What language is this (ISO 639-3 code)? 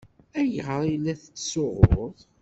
kab